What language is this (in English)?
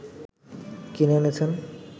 Bangla